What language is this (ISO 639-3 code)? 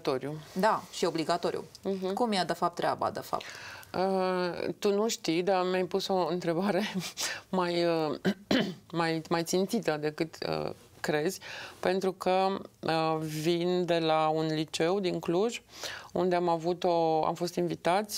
ron